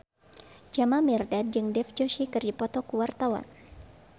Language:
Sundanese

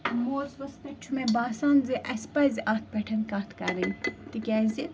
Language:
Kashmiri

